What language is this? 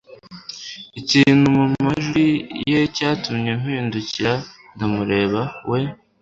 Kinyarwanda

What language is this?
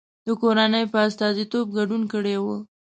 Pashto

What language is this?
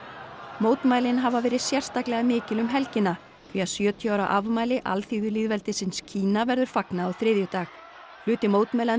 Icelandic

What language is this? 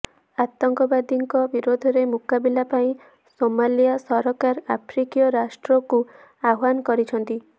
Odia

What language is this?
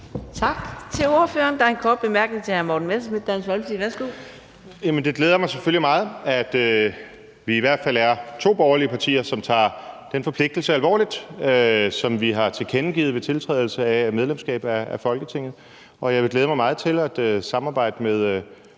Danish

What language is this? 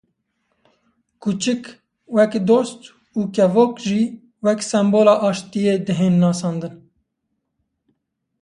Kurdish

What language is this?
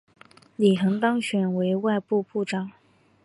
Chinese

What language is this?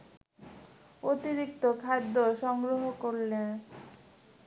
Bangla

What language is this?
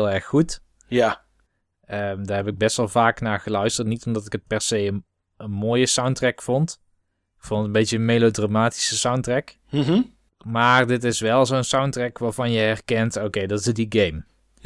Dutch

